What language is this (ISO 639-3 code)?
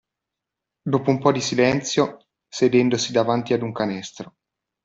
ita